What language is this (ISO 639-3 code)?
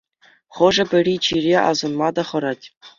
chv